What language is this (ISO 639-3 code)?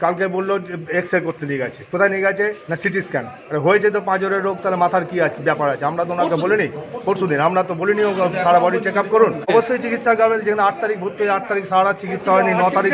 ron